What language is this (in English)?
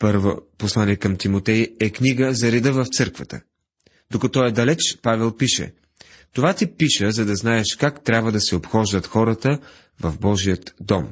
Bulgarian